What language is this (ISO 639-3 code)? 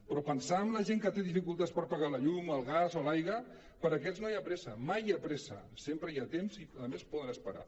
cat